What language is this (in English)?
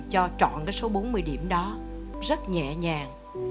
Vietnamese